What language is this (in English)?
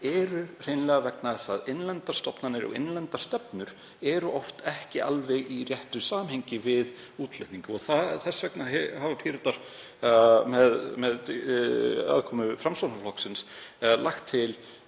Icelandic